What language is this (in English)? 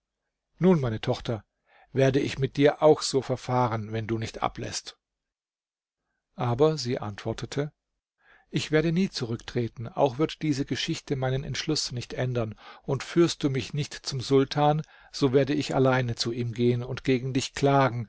German